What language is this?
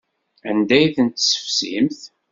Kabyle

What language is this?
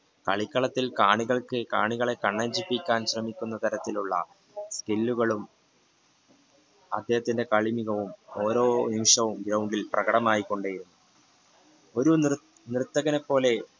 Malayalam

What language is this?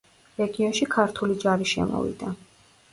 Georgian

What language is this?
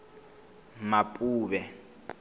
Tsonga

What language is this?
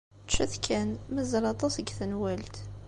Kabyle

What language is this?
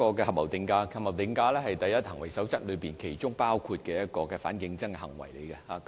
Cantonese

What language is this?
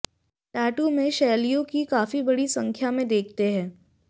Hindi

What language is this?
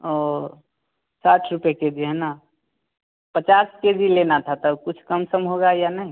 Hindi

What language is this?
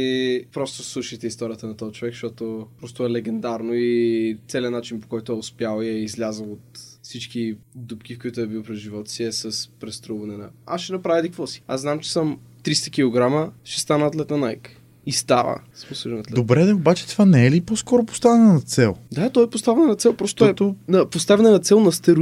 Bulgarian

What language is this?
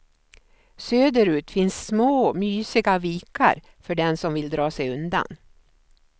Swedish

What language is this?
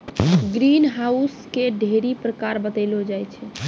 Maithili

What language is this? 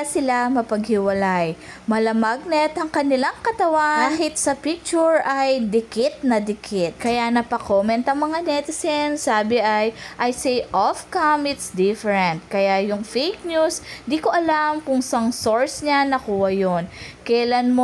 Filipino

